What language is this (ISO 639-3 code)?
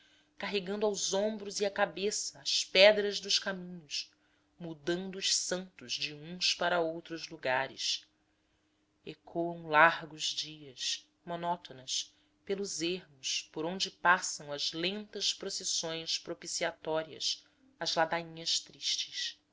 por